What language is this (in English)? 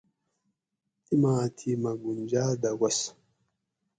Gawri